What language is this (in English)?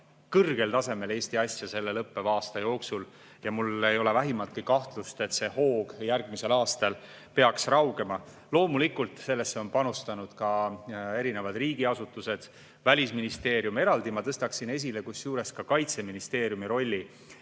Estonian